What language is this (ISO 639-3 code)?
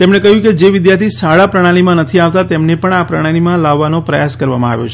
guj